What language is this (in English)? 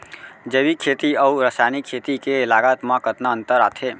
Chhattisgarhi